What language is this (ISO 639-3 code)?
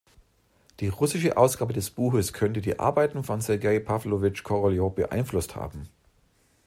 deu